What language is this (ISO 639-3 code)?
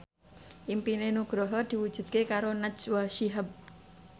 jav